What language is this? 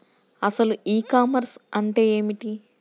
Telugu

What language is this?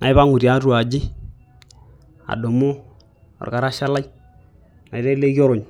Masai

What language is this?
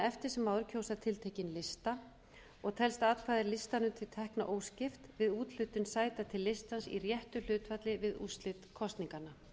Icelandic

